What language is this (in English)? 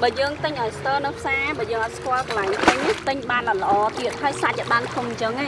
Vietnamese